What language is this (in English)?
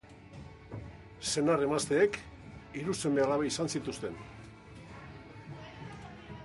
Basque